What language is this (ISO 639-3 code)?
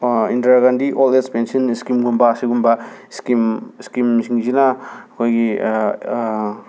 mni